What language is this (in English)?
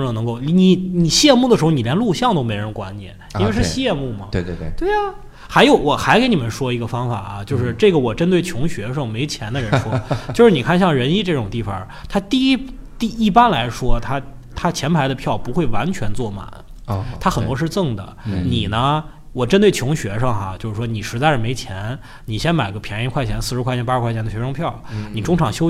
Chinese